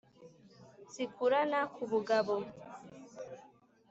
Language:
Kinyarwanda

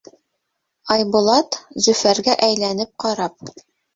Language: Bashkir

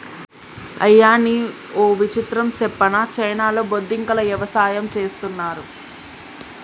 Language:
Telugu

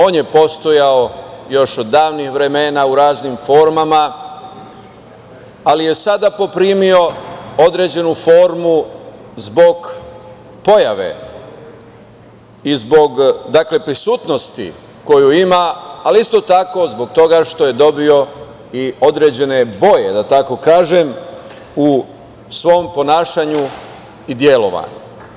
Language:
Serbian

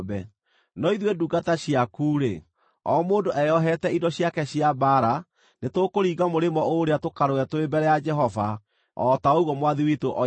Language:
Kikuyu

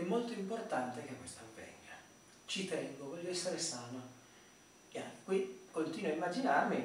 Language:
Italian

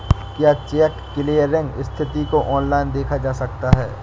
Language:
Hindi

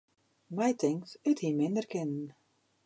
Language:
Western Frisian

